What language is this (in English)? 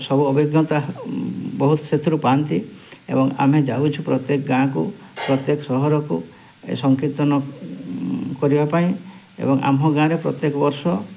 Odia